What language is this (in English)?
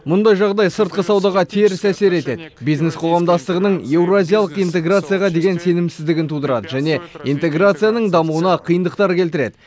Kazakh